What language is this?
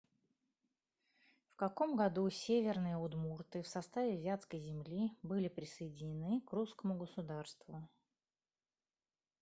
Russian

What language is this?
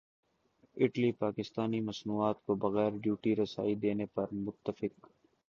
Urdu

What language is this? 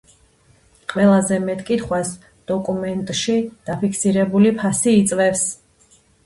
Georgian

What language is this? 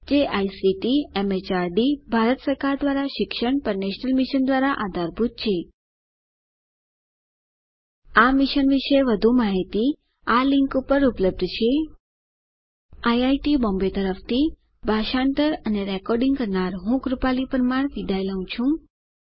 Gujarati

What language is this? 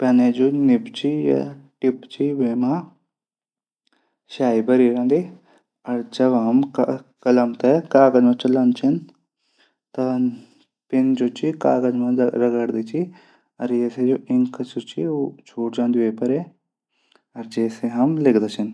Garhwali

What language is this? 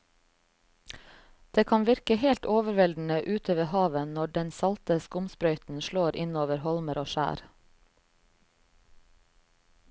Norwegian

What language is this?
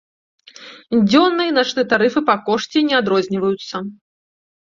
Belarusian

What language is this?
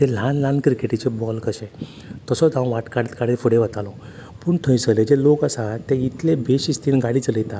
Konkani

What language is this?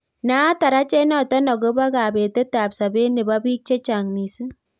Kalenjin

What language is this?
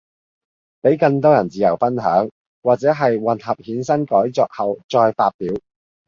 Cantonese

